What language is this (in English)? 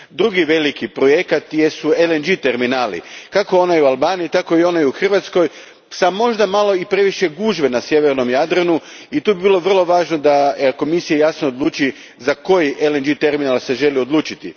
Croatian